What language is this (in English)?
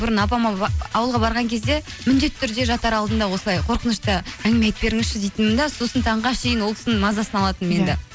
Kazakh